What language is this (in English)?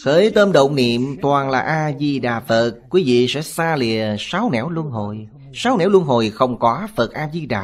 Vietnamese